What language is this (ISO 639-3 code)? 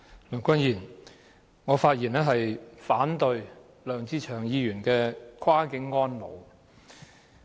yue